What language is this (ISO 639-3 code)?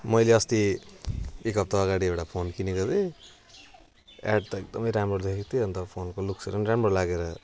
nep